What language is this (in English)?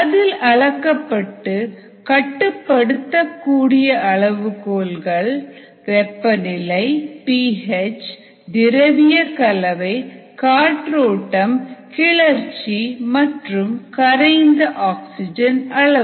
Tamil